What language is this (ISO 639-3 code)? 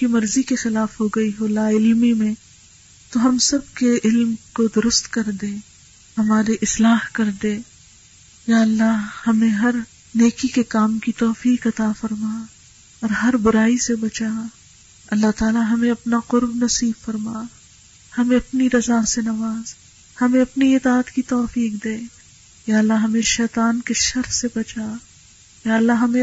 urd